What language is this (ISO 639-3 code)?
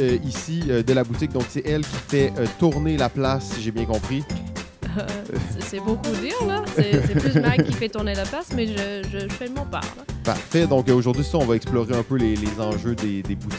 fra